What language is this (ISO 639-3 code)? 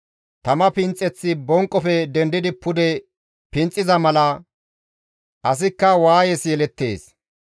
gmv